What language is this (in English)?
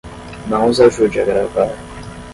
Portuguese